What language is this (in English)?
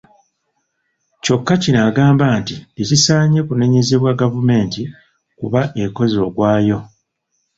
Ganda